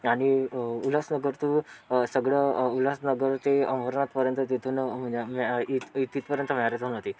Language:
Marathi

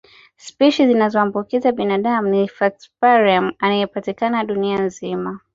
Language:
Swahili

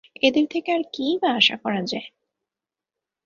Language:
Bangla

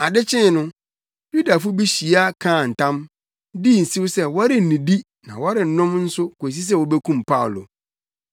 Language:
Akan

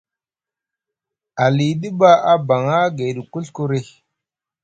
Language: Musgu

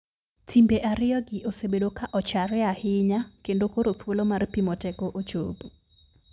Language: Luo (Kenya and Tanzania)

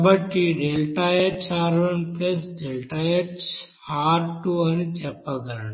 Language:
Telugu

